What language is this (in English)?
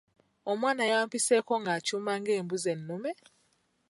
Ganda